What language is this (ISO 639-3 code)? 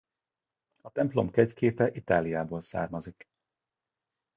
hun